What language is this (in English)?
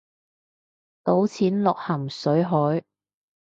Cantonese